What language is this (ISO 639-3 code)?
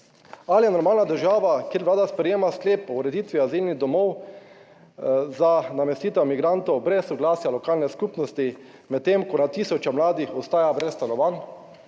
slv